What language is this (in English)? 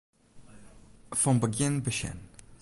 Western Frisian